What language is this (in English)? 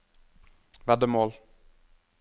Norwegian